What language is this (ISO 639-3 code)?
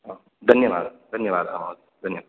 san